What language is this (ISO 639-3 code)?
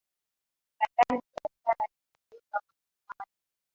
swa